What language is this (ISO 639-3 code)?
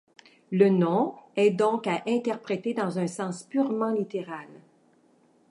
fra